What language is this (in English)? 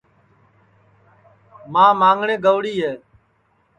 Sansi